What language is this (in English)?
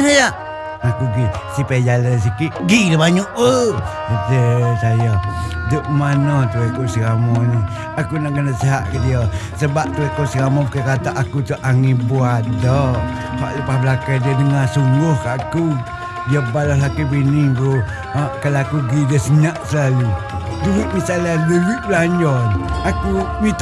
Malay